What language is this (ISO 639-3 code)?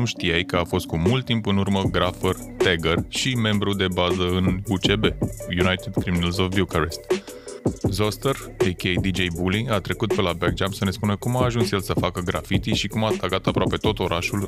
ron